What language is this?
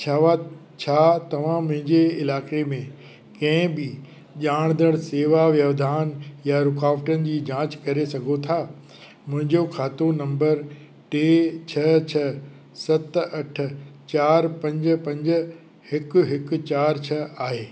Sindhi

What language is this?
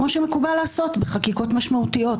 Hebrew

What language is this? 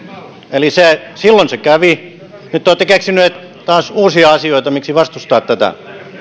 Finnish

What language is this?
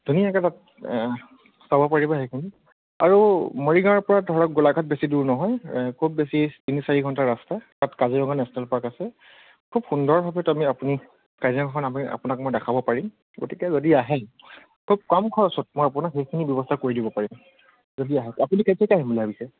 Assamese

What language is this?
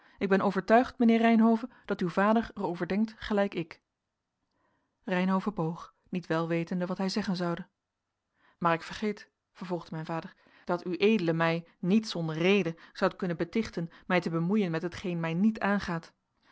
Dutch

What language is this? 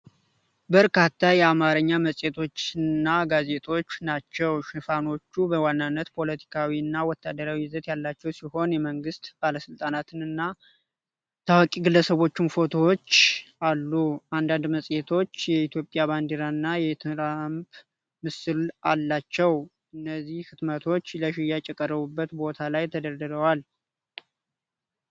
Amharic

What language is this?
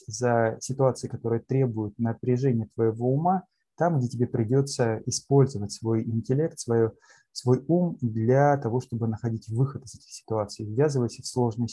Russian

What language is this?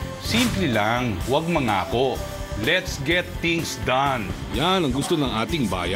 Filipino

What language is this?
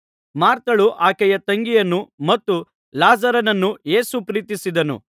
Kannada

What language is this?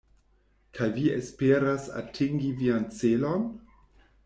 Esperanto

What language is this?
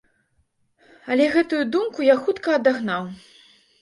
Belarusian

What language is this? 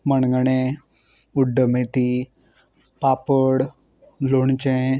Konkani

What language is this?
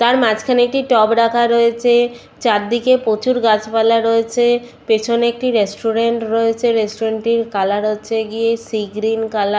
Bangla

